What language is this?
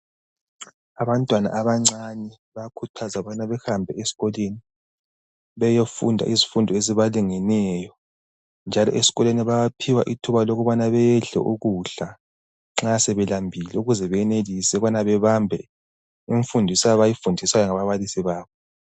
North Ndebele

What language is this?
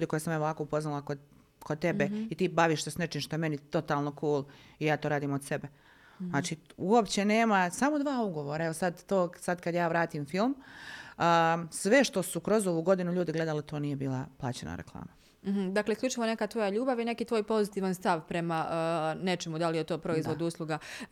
Croatian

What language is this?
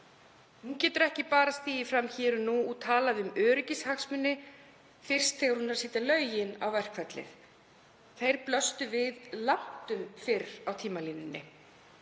Icelandic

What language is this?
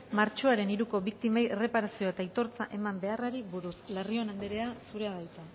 Basque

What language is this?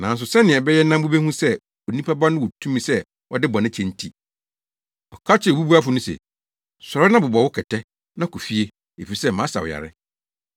Akan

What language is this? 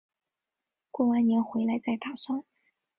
Chinese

